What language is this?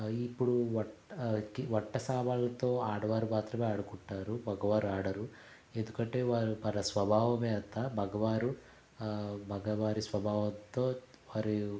Telugu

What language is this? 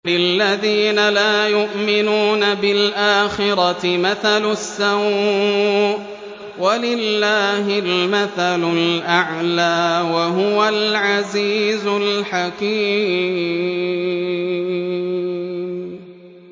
Arabic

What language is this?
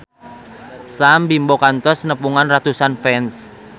Sundanese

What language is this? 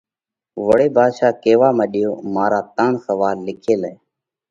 Parkari Koli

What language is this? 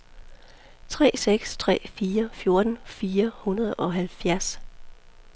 Danish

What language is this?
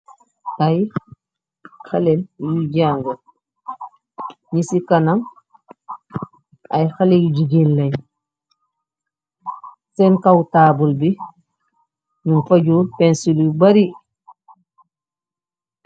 Wolof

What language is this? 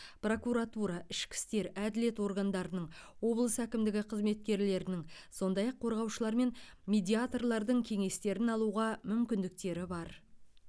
Kazakh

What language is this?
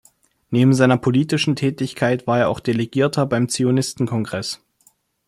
German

